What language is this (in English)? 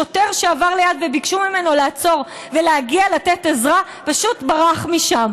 Hebrew